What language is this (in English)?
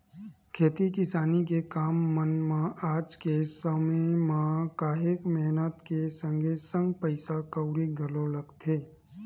Chhattisgarhi